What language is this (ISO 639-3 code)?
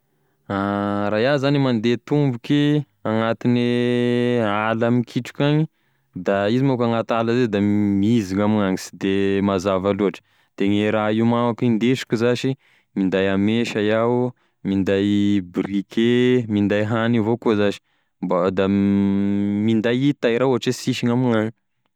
tkg